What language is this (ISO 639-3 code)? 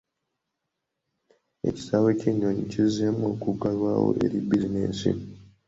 lug